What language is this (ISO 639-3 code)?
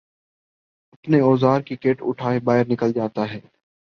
urd